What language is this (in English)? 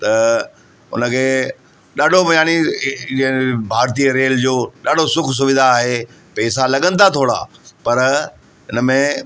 Sindhi